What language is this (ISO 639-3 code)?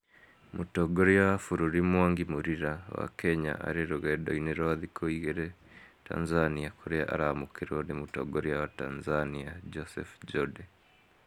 kik